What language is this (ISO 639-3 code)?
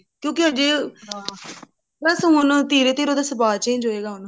pan